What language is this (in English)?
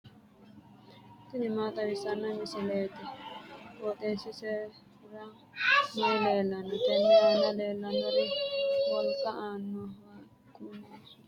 Sidamo